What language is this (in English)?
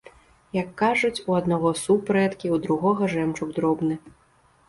Belarusian